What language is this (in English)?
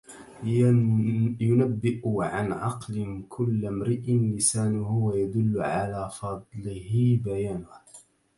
Arabic